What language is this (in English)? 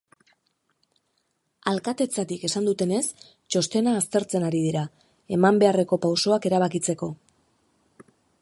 Basque